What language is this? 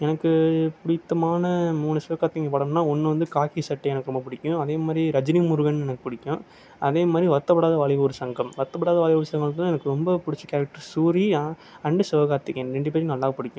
Tamil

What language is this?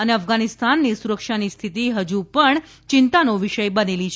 Gujarati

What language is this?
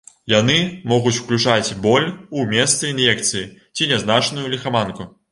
Belarusian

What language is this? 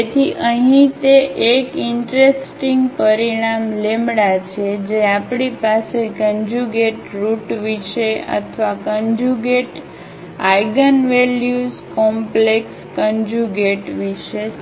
Gujarati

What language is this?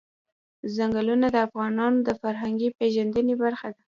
Pashto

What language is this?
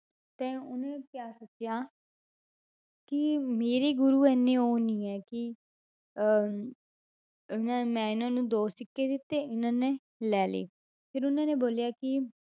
Punjabi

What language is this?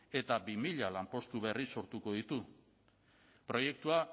Basque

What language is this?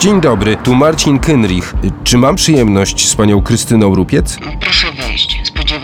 Polish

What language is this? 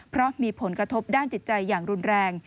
Thai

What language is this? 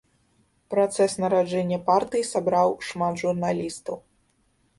Belarusian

